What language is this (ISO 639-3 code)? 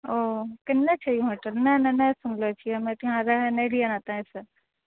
mai